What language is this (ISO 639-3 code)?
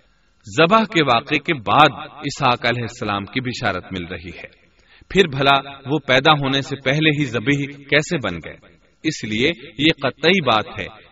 urd